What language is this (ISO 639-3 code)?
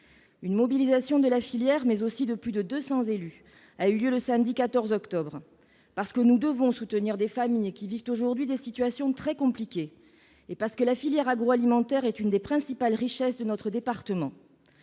fra